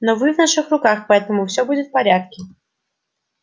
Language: Russian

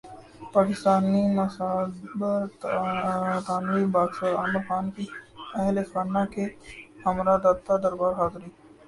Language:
Urdu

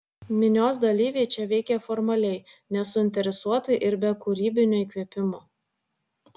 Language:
Lithuanian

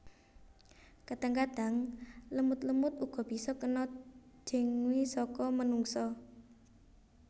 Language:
Javanese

